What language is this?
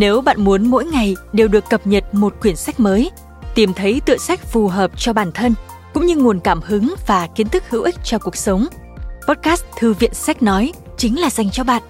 Vietnamese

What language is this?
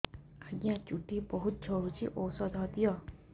Odia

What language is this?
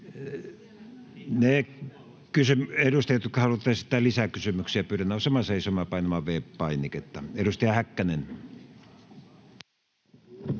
Finnish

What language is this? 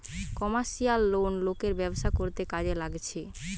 Bangla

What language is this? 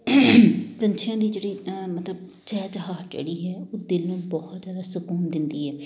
Punjabi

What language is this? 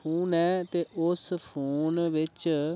Dogri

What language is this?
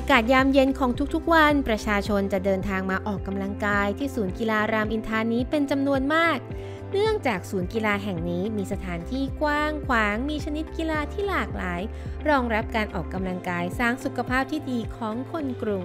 Thai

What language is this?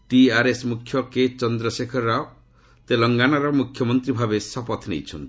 Odia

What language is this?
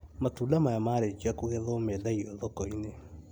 Kikuyu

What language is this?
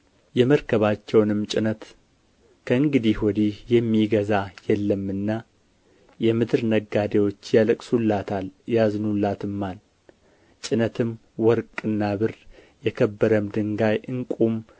Amharic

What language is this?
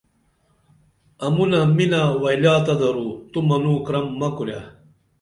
Dameli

